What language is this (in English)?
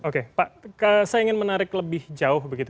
Indonesian